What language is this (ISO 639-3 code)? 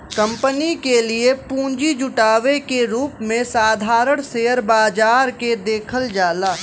bho